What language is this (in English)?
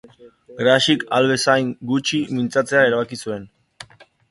Basque